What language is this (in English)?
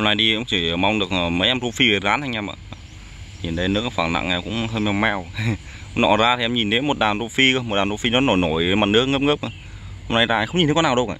Vietnamese